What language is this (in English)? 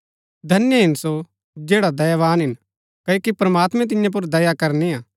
Gaddi